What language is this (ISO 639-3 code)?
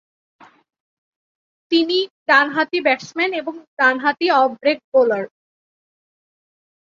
ben